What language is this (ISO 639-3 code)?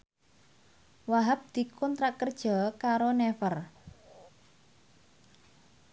jav